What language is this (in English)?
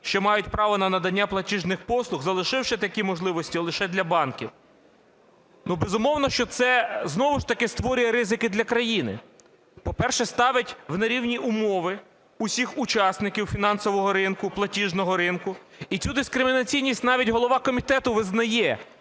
Ukrainian